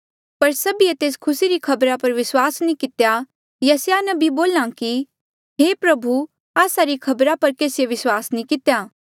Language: Mandeali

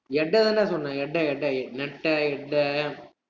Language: Tamil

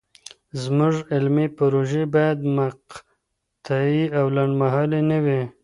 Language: Pashto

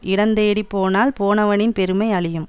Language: Tamil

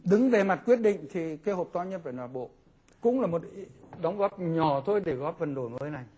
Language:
Vietnamese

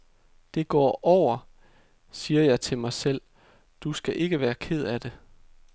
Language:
Danish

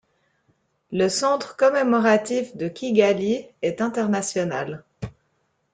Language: French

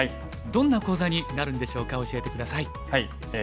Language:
Japanese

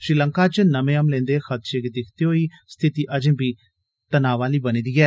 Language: Dogri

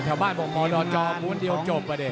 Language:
Thai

